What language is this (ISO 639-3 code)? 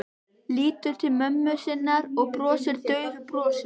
isl